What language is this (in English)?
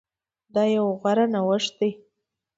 Pashto